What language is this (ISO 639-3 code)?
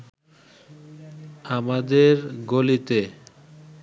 ben